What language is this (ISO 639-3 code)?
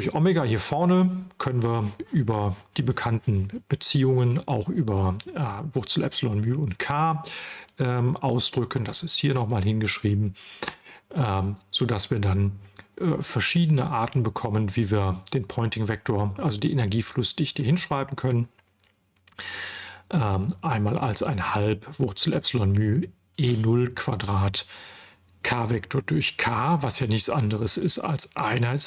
deu